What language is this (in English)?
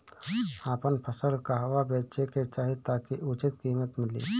Bhojpuri